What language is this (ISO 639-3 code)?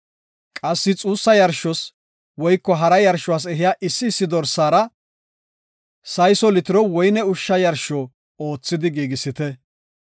gof